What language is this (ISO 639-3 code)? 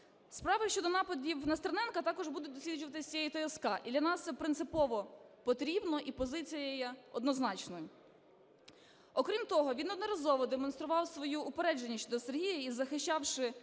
ukr